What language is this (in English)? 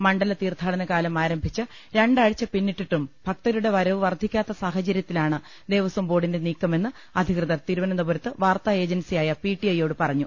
Malayalam